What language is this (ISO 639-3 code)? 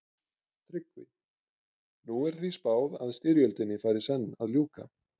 isl